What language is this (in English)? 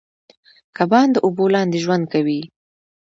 Pashto